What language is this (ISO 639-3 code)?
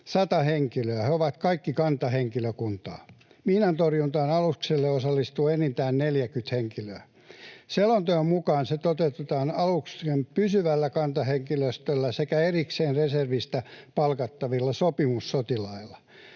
fin